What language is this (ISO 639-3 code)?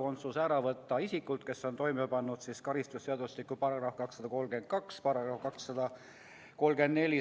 est